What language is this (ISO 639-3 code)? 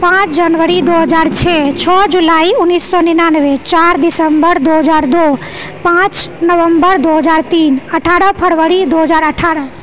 mai